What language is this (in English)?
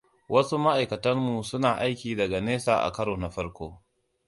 Hausa